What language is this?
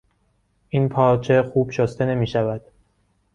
Persian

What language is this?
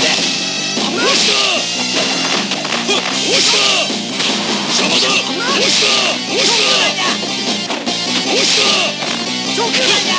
Indonesian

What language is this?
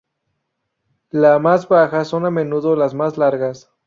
Spanish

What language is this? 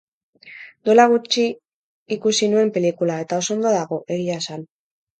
Basque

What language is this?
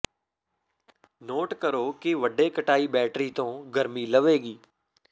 Punjabi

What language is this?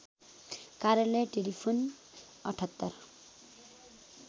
Nepali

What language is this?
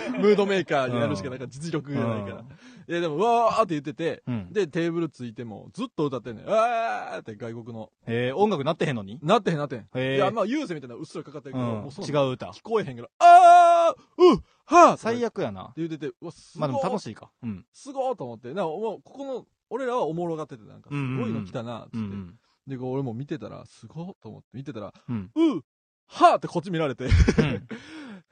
Japanese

